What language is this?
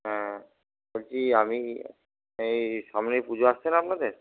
Bangla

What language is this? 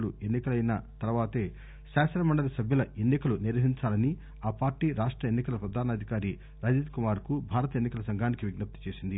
Telugu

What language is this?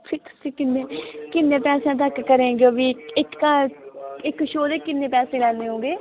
Punjabi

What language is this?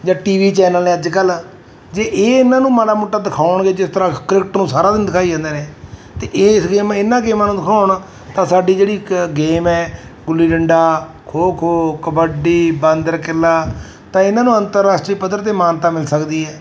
Punjabi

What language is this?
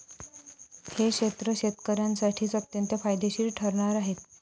Marathi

